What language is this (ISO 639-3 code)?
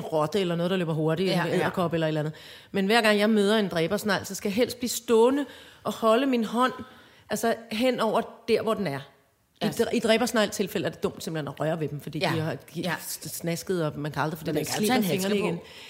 dan